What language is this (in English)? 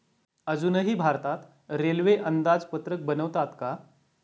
Marathi